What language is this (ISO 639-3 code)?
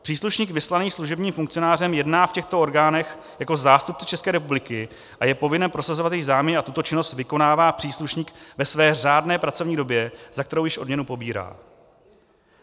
ces